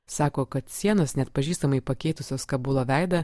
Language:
Lithuanian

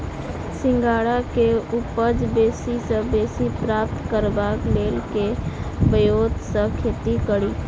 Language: Maithili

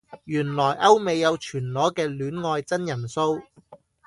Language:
Cantonese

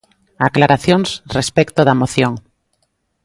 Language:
Galician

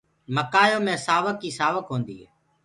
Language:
Gurgula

